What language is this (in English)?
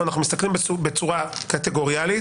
Hebrew